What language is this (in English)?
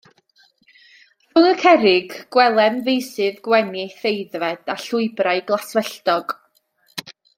Welsh